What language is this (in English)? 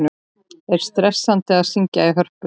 Icelandic